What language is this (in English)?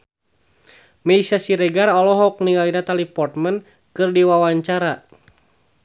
Sundanese